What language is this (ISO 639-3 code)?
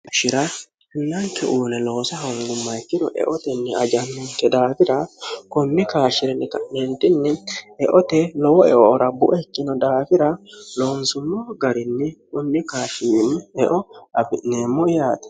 sid